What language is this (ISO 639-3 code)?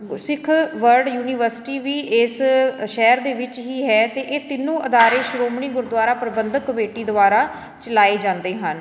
pan